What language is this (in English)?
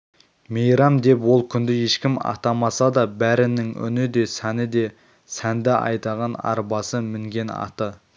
Kazakh